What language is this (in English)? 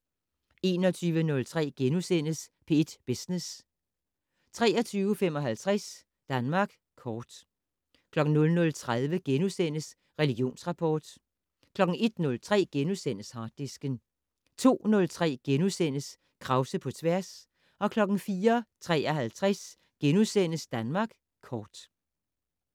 Danish